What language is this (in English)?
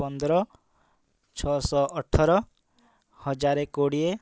Odia